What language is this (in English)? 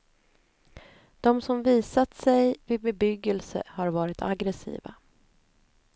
Swedish